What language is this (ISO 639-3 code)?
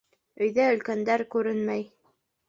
bak